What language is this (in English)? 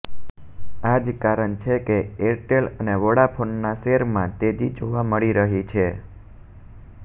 Gujarati